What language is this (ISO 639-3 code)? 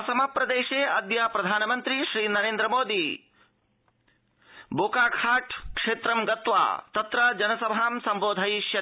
san